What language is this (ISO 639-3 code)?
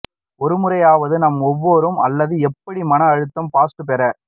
tam